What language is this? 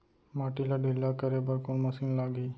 Chhattisgarhi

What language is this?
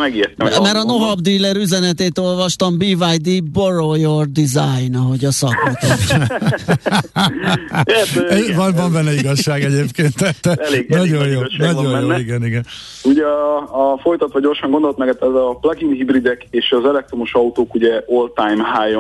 Hungarian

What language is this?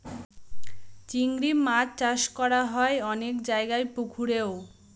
Bangla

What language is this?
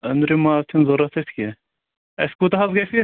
Kashmiri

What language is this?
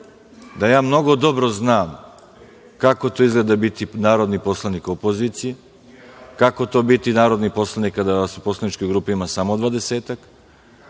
Serbian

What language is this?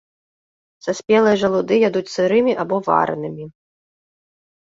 Belarusian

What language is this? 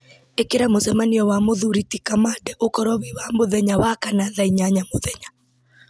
Kikuyu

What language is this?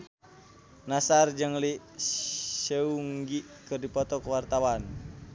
Sundanese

